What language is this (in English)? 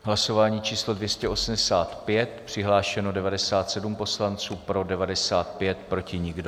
Czech